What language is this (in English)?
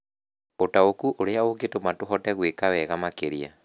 Kikuyu